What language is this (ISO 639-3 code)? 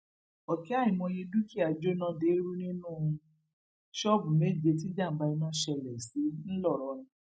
yor